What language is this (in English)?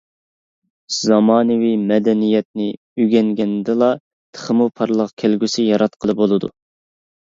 Uyghur